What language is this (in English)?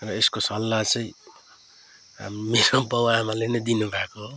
Nepali